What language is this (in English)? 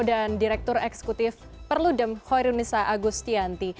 Indonesian